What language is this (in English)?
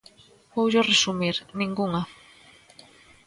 Galician